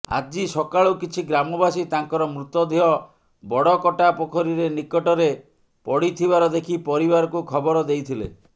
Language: Odia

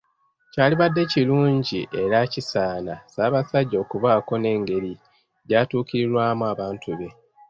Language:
Ganda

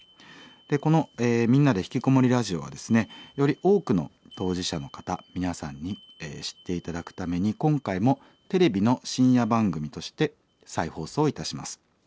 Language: Japanese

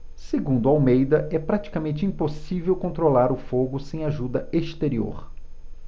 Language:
Portuguese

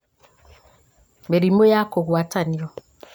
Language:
Kikuyu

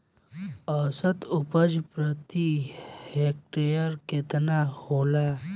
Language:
Bhojpuri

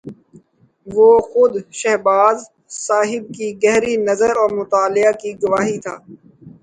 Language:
Urdu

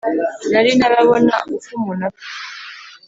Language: Kinyarwanda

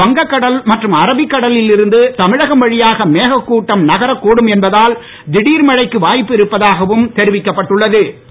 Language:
Tamil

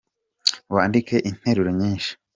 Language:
Kinyarwanda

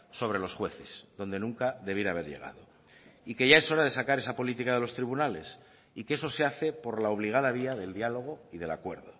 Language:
Spanish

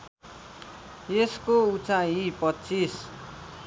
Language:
Nepali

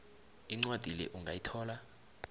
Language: South Ndebele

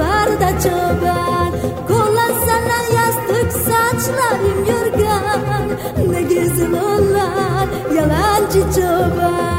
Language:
Persian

